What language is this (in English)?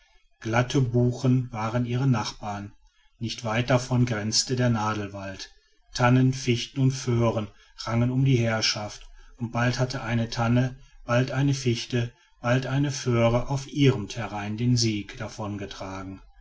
German